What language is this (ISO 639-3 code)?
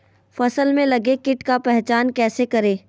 mag